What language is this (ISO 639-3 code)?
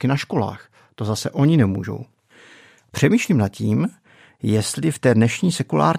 ces